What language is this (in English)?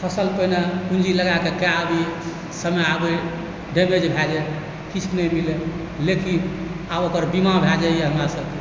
Maithili